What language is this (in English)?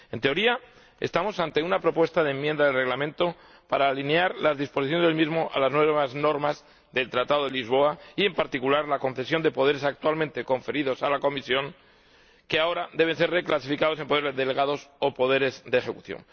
Spanish